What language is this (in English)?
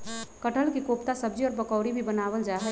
Magahi